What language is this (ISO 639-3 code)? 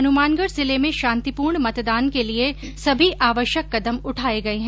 hin